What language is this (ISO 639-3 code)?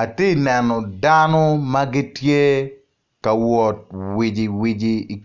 ach